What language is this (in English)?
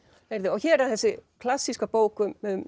Icelandic